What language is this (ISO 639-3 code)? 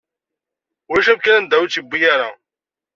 kab